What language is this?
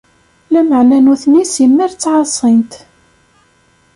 Kabyle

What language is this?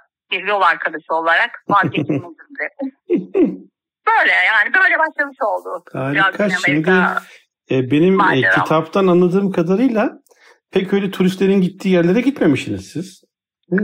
Turkish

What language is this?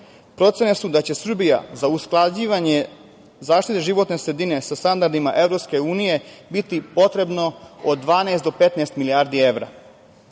Serbian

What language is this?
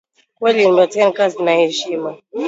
Swahili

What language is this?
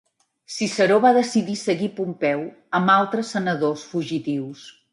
Catalan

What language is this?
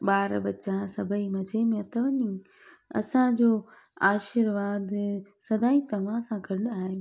Sindhi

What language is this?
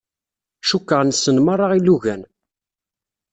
Kabyle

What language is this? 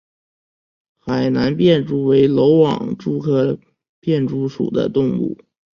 Chinese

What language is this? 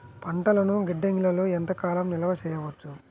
Telugu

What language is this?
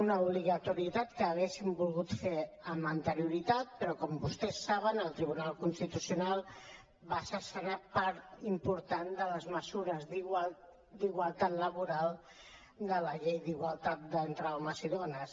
Catalan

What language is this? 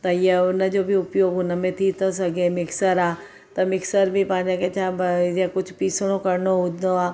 Sindhi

